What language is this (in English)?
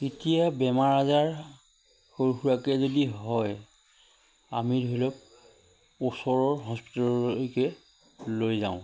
Assamese